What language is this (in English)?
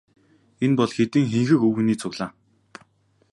Mongolian